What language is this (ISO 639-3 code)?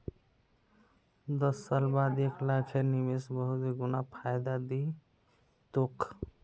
mag